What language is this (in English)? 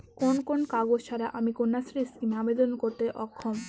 Bangla